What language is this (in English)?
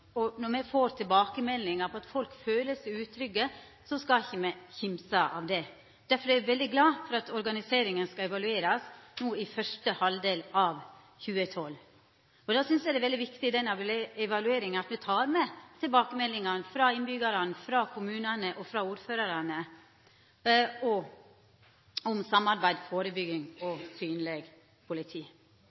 Norwegian Nynorsk